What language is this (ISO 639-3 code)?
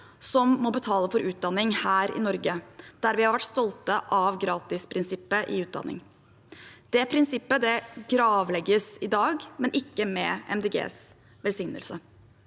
nor